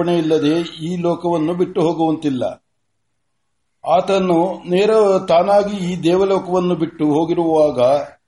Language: Kannada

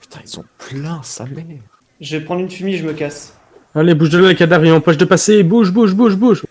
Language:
French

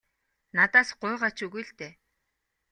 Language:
Mongolian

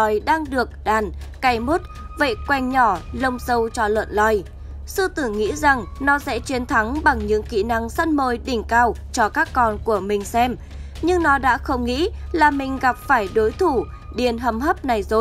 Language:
Vietnamese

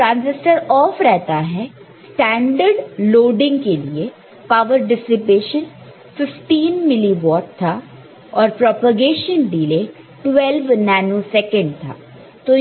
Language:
Hindi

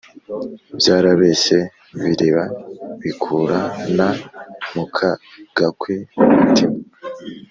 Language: Kinyarwanda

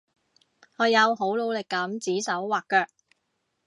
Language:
Cantonese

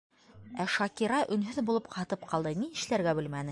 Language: Bashkir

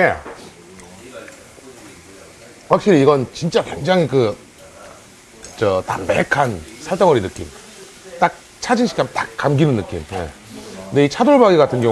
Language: Korean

